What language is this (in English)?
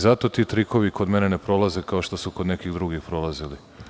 Serbian